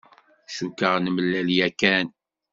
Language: Kabyle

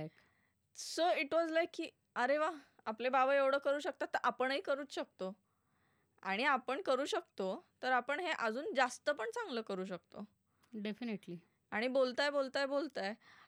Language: Marathi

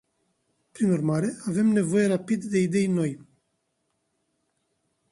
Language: Romanian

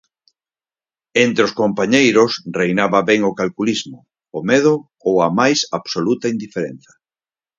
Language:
Galician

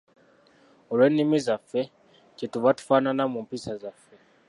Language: Ganda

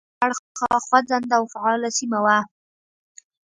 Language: Pashto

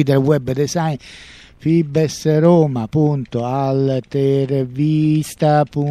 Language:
Italian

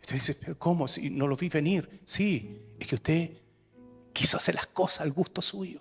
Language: Spanish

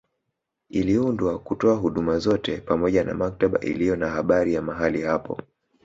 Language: Swahili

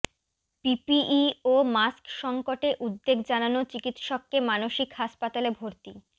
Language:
Bangla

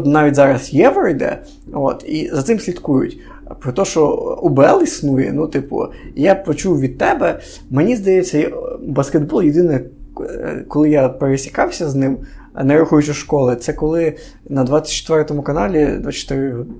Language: Ukrainian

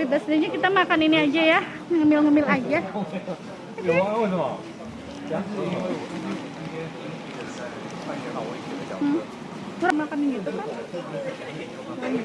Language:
Indonesian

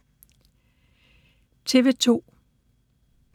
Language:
Danish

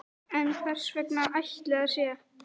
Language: Icelandic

